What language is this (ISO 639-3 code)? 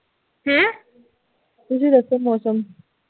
pan